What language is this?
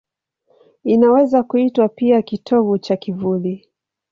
Swahili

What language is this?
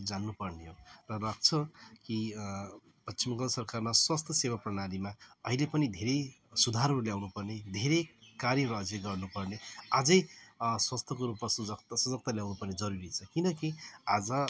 Nepali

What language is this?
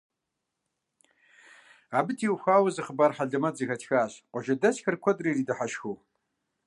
Kabardian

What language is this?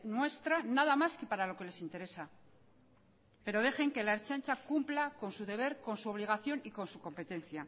Spanish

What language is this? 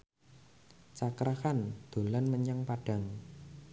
Javanese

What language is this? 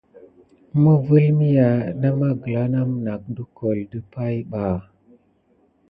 Gidar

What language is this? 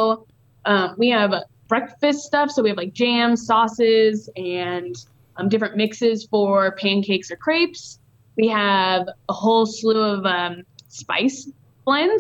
English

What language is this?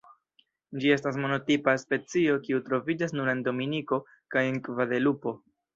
Esperanto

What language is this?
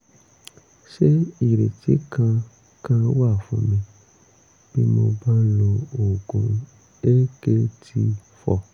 Yoruba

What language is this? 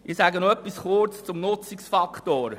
Swiss German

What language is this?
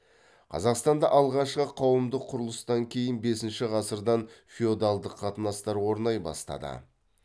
Kazakh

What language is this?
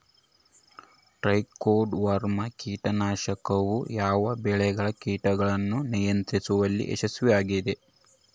Kannada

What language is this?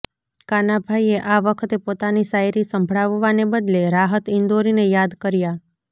Gujarati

